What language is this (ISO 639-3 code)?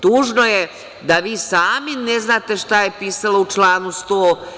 srp